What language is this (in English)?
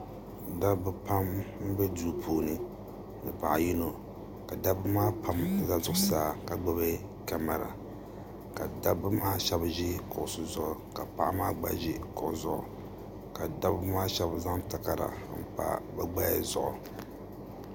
Dagbani